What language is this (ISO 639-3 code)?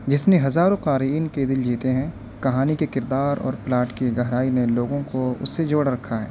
urd